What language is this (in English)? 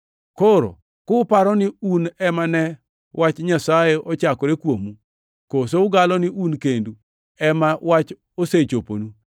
Luo (Kenya and Tanzania)